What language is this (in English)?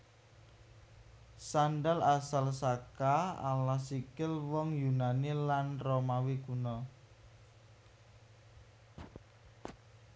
Javanese